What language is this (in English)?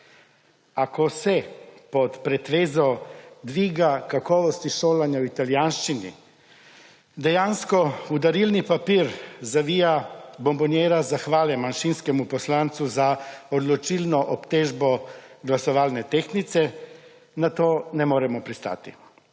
Slovenian